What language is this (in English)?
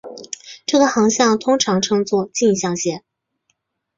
Chinese